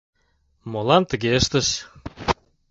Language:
Mari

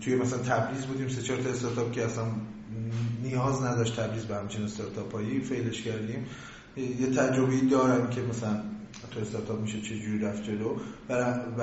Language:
Persian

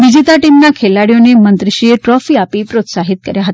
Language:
Gujarati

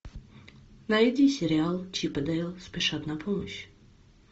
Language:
Russian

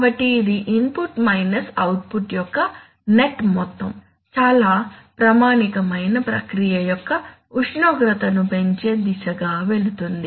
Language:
Telugu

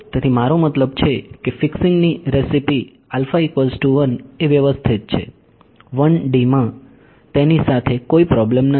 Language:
Gujarati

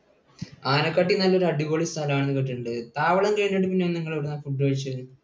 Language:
Malayalam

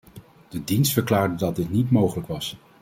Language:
Dutch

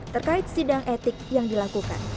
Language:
Indonesian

